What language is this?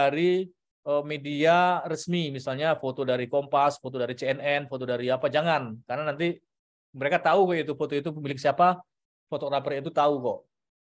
Indonesian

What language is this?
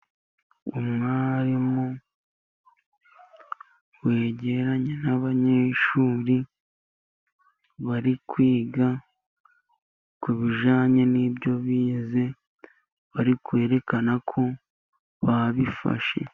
Kinyarwanda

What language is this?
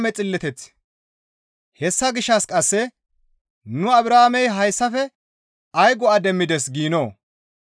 Gamo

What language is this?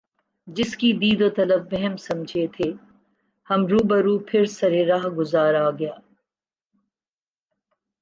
Urdu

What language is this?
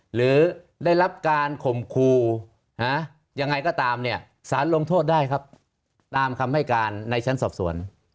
Thai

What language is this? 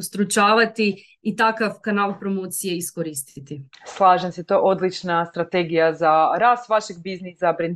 Croatian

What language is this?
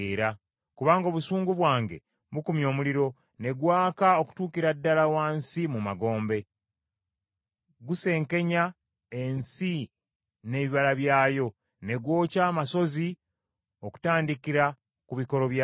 Ganda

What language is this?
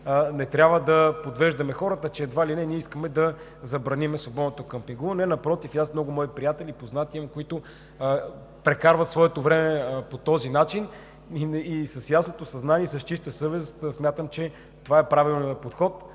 Bulgarian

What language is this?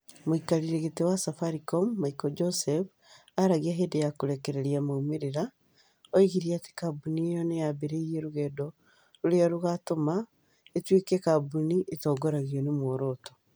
Kikuyu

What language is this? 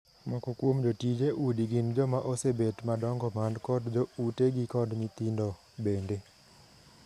Luo (Kenya and Tanzania)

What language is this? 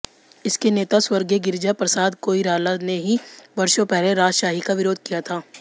Hindi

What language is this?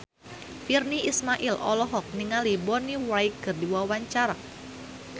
Sundanese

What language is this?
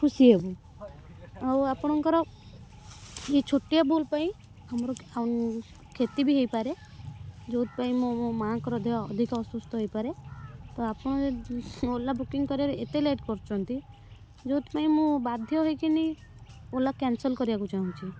Odia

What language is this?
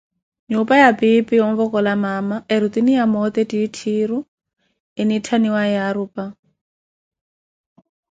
Koti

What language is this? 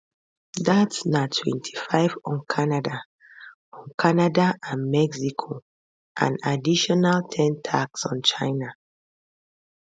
Nigerian Pidgin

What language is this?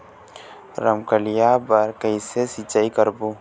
Chhattisgarhi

